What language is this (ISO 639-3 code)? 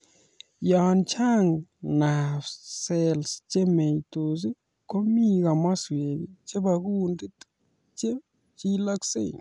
kln